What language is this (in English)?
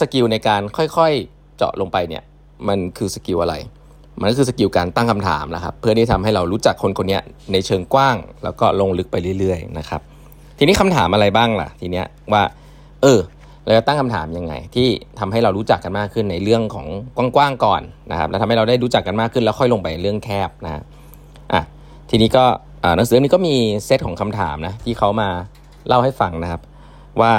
Thai